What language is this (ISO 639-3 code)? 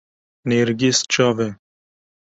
kur